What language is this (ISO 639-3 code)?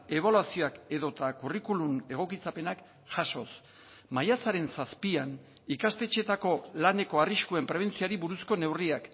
eus